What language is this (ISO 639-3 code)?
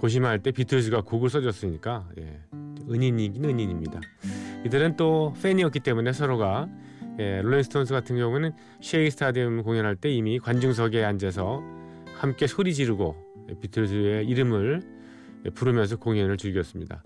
kor